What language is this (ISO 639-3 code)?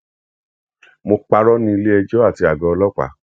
yor